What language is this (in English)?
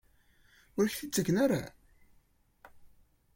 Kabyle